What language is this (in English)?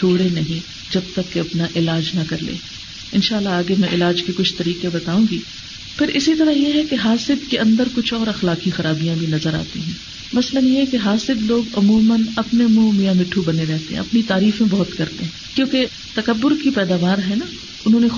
Urdu